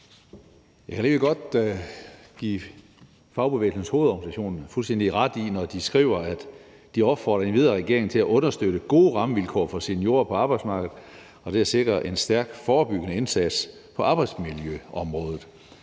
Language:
Danish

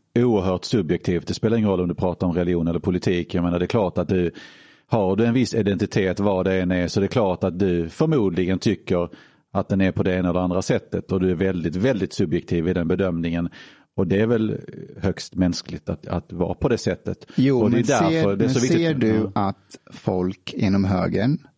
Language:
Swedish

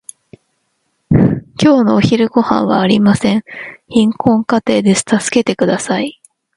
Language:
Japanese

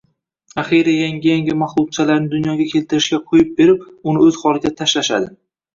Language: Uzbek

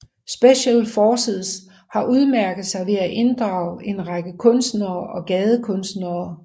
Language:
Danish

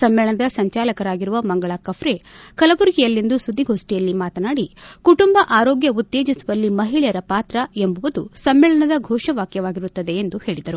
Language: Kannada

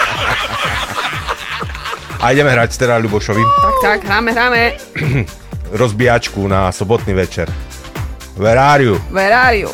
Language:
Slovak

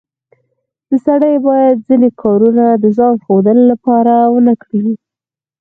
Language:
Pashto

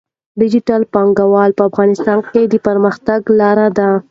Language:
Pashto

